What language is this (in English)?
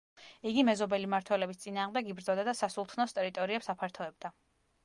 Georgian